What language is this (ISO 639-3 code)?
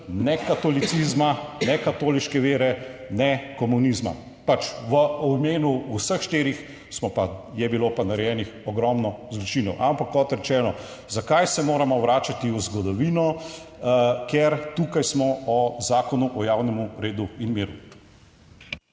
slv